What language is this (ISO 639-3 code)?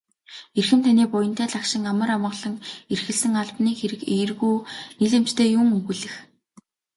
mon